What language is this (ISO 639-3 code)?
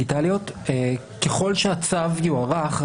heb